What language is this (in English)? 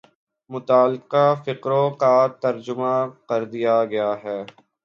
Urdu